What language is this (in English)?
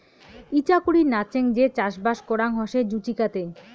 Bangla